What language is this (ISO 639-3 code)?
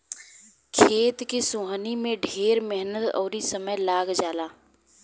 bho